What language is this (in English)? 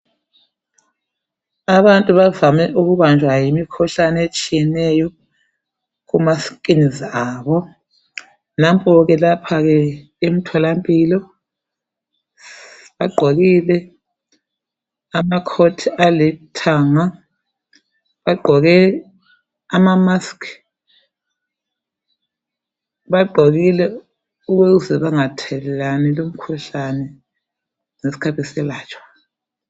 North Ndebele